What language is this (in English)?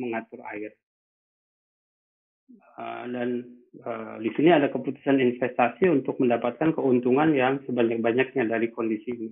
Indonesian